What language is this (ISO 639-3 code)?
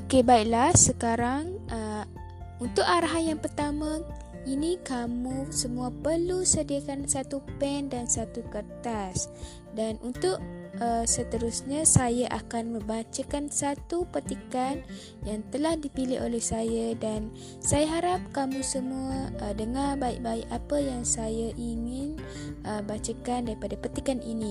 msa